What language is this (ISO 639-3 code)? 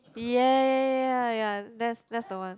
eng